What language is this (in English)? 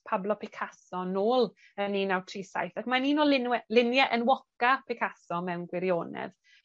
Welsh